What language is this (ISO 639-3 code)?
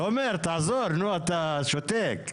heb